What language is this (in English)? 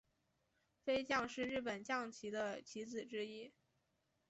Chinese